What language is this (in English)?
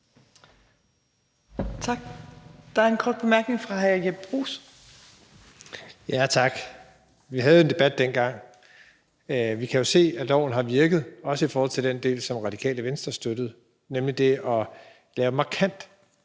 Danish